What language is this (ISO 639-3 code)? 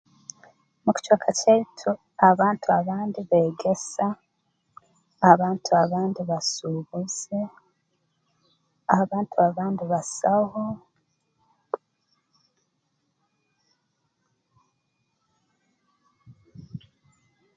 ttj